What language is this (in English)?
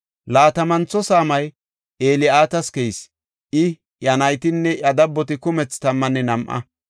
Gofa